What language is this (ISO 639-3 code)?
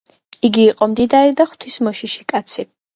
kat